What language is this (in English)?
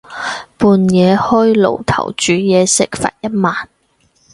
Cantonese